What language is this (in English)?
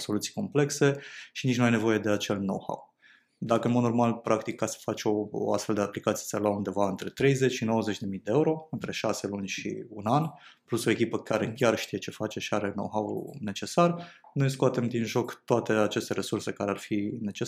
Romanian